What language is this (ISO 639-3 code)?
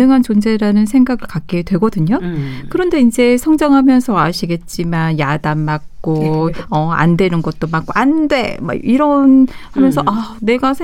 kor